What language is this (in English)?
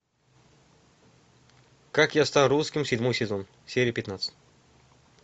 Russian